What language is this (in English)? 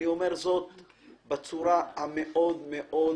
Hebrew